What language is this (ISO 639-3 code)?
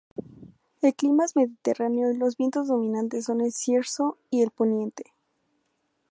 spa